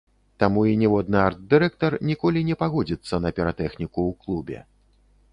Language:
Belarusian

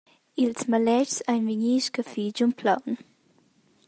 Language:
Romansh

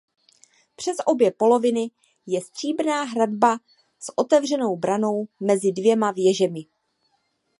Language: Czech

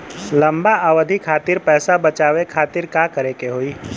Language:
Bhojpuri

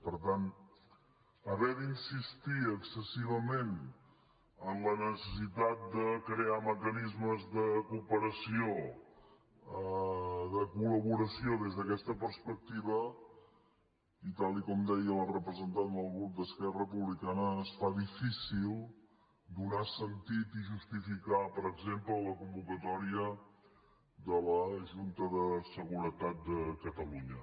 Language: Catalan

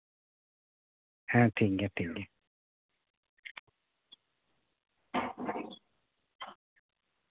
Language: Santali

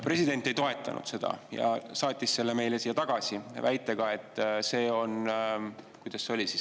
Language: Estonian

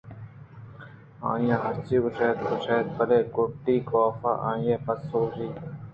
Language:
Eastern Balochi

